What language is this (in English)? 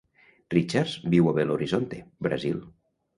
Catalan